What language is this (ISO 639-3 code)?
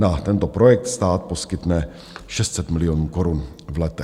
ces